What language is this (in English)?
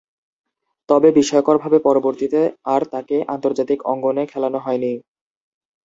Bangla